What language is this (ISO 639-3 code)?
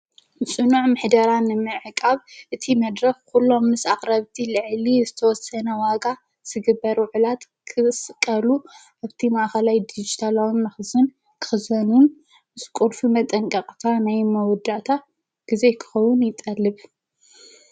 tir